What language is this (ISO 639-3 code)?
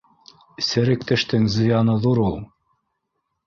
bak